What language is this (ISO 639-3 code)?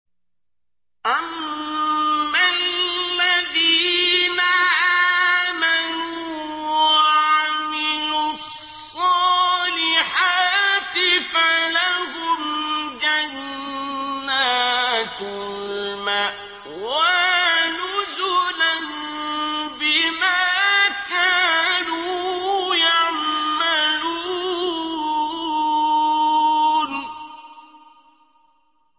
ara